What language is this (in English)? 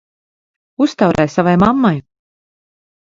Latvian